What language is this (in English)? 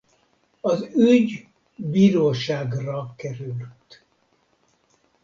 Hungarian